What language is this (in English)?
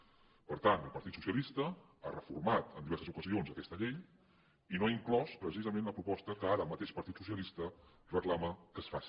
Catalan